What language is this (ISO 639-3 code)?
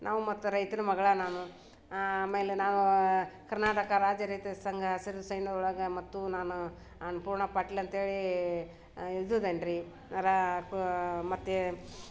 kan